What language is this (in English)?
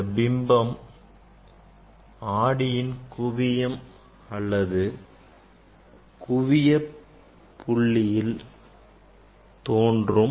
Tamil